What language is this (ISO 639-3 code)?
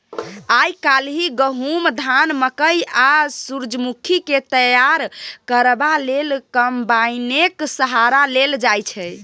mai